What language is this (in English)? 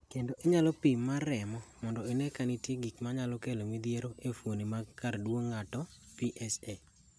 Luo (Kenya and Tanzania)